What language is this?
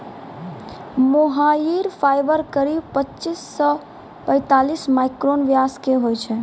Maithili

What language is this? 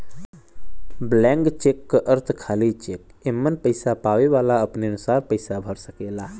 Bhojpuri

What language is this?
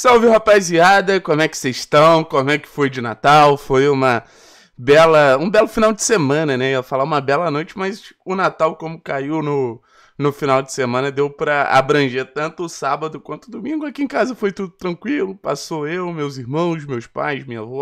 Portuguese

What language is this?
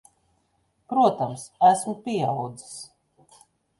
Latvian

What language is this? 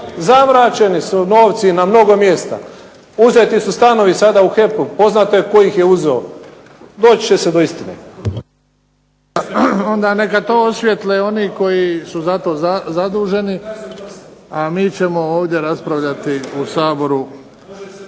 Croatian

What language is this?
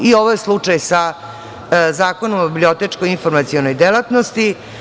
Serbian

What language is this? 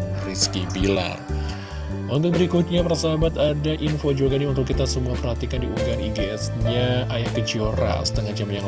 Indonesian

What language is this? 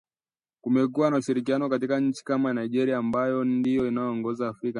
Swahili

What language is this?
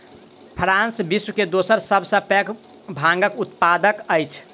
Maithili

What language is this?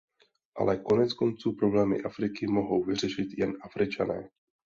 Czech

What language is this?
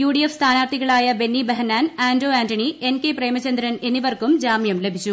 Malayalam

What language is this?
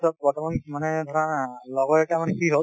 Assamese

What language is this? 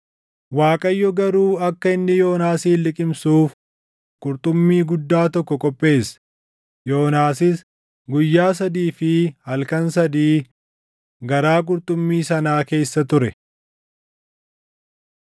Oromo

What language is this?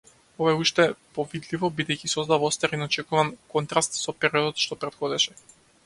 Macedonian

